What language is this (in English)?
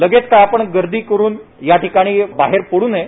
Marathi